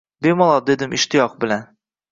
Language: Uzbek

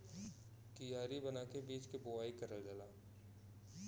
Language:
Bhojpuri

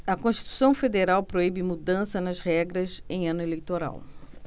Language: Portuguese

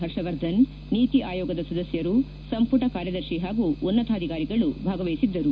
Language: Kannada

